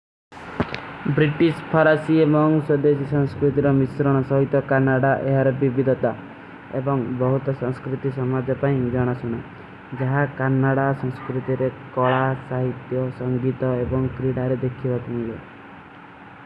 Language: Kui (India)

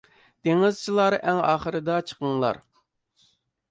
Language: Uyghur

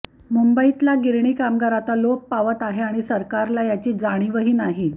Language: Marathi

